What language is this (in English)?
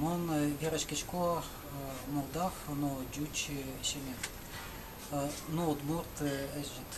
Ukrainian